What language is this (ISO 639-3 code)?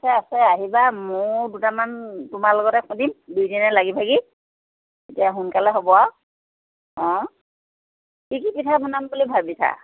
asm